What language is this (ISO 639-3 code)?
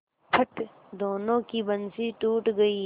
hin